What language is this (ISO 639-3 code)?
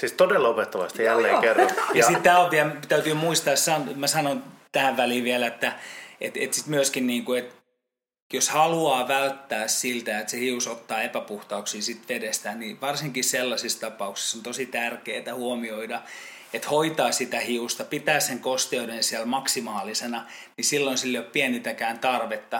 fin